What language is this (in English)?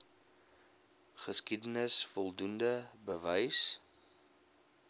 Afrikaans